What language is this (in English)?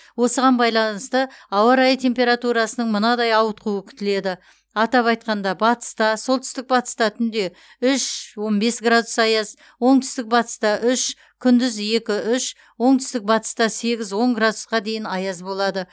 Kazakh